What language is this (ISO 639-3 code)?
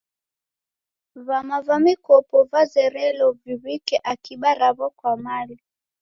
dav